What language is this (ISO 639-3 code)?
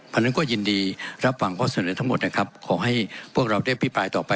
tha